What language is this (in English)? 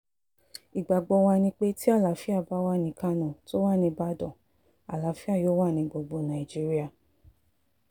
Yoruba